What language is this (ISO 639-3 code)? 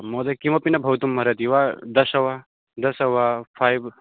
san